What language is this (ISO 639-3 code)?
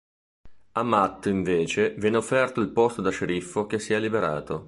ita